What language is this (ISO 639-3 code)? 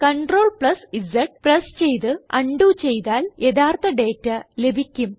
mal